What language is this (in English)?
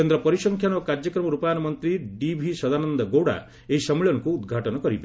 Odia